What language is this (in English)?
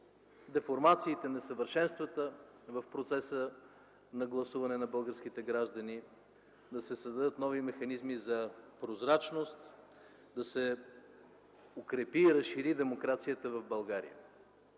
Bulgarian